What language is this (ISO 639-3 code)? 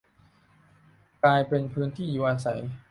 tha